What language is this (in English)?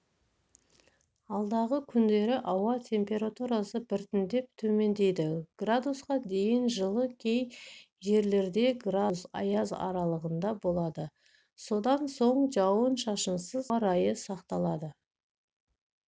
Kazakh